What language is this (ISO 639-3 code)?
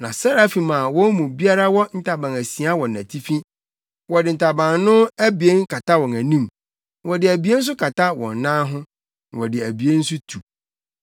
aka